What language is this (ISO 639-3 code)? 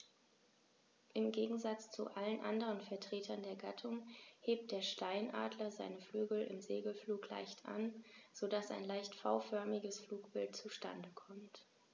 deu